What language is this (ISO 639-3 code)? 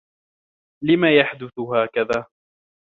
ara